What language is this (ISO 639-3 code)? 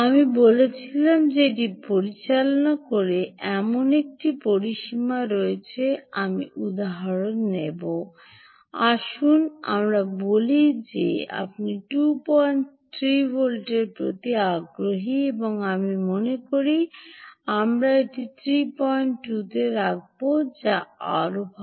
ben